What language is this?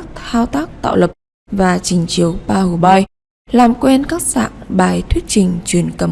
Vietnamese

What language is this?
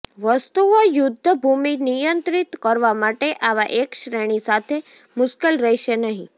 Gujarati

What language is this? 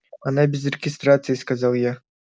Russian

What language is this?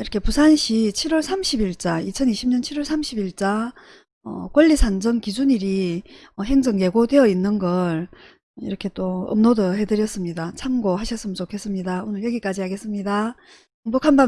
Korean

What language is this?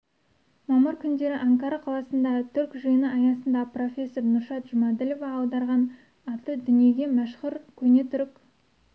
Kazakh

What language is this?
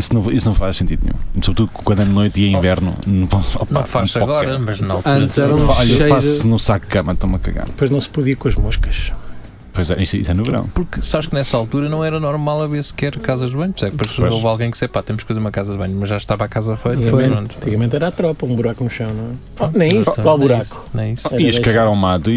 Portuguese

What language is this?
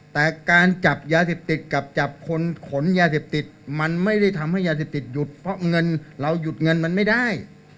Thai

